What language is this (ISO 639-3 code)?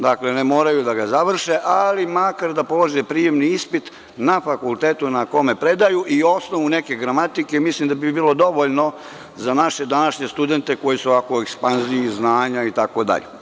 srp